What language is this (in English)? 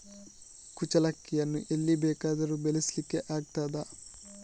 Kannada